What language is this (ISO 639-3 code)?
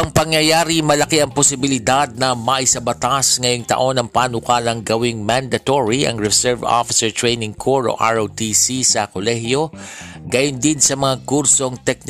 fil